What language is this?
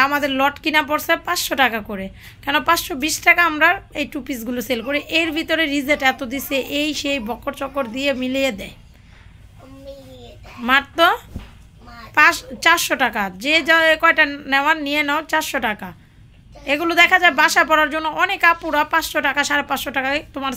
Bangla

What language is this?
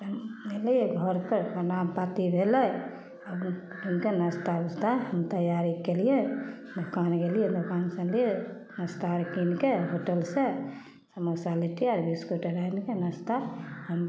Maithili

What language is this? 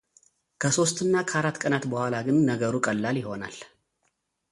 Amharic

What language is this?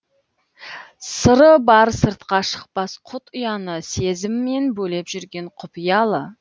Kazakh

